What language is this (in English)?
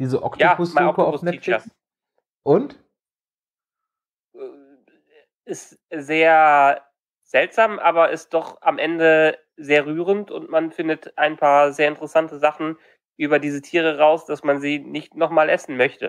German